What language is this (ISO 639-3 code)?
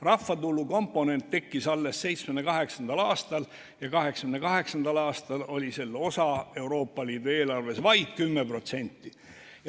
est